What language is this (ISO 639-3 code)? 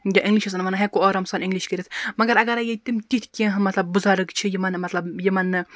kas